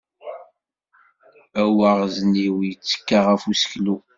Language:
Kabyle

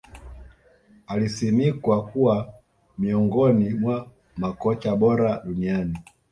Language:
Swahili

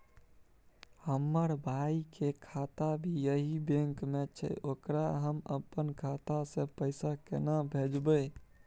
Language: Maithili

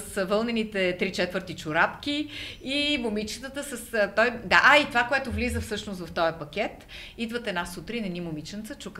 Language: Bulgarian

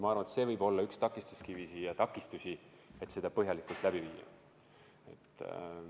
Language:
Estonian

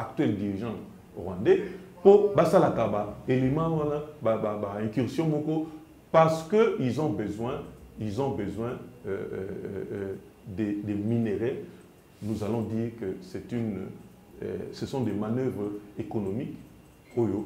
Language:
French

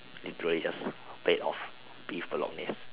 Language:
English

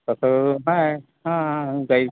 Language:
Marathi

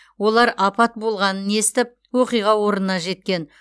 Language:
Kazakh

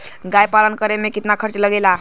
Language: Bhojpuri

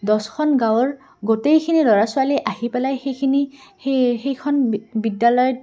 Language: Assamese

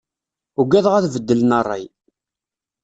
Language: Kabyle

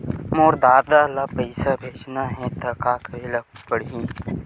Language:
Chhattisgarhi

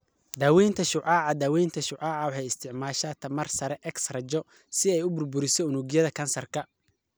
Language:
Somali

